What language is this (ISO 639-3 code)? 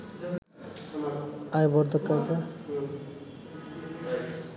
ben